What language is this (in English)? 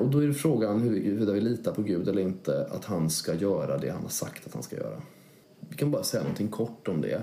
Swedish